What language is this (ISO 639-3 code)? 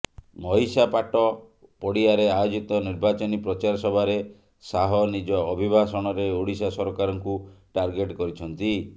ori